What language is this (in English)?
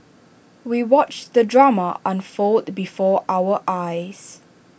English